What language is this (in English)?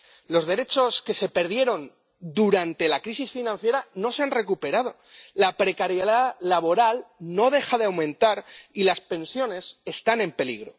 Spanish